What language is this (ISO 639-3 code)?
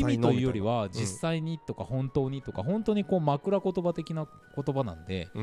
jpn